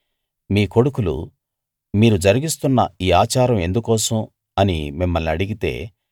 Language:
Telugu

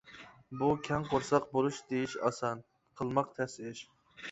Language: Uyghur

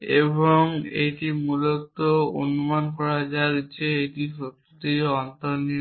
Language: Bangla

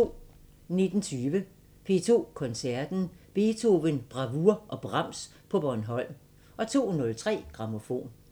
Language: Danish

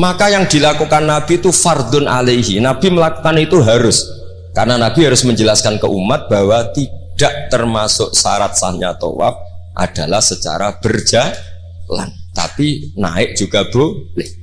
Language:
Indonesian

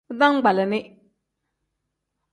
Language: Tem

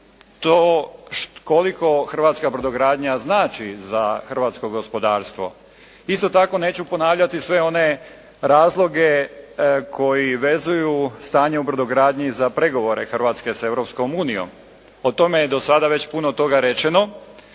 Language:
Croatian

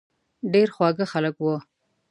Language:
Pashto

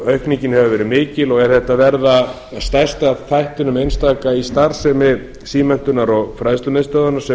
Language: Icelandic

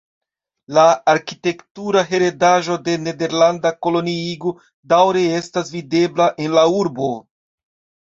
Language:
Esperanto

